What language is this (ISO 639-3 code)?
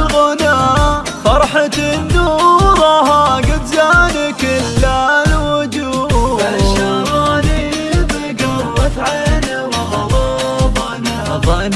ara